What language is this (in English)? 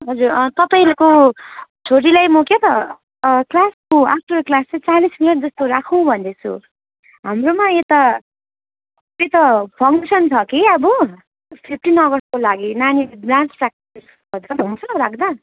Nepali